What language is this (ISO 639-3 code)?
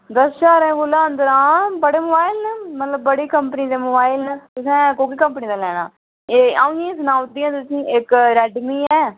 doi